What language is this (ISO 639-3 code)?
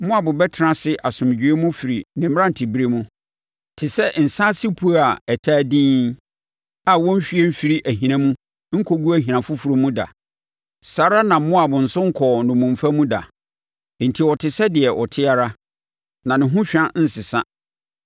aka